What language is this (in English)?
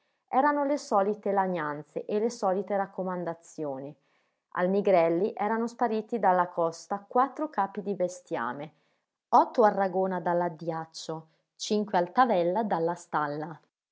Italian